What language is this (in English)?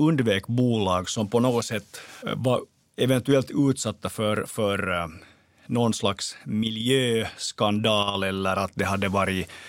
Swedish